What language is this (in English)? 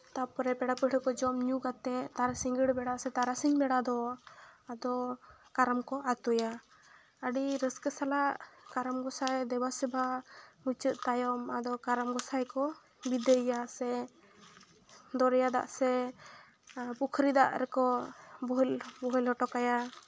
Santali